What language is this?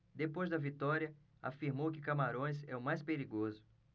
Portuguese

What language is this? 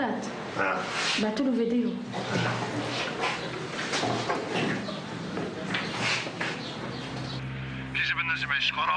Arabic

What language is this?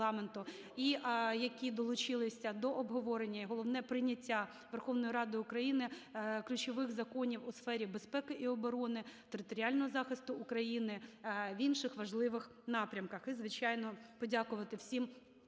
Ukrainian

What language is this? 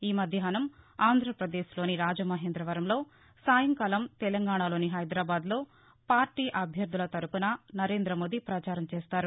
Telugu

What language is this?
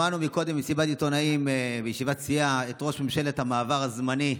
Hebrew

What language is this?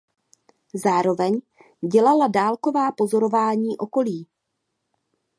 Czech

